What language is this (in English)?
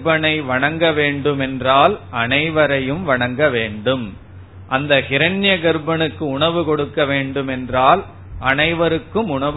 Tamil